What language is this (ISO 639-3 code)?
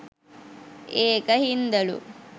sin